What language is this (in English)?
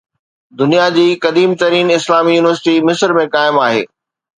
Sindhi